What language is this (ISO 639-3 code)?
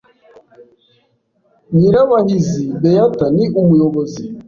kin